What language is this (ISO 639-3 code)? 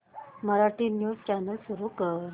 mar